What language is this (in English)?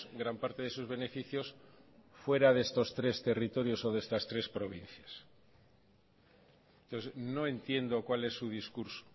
Spanish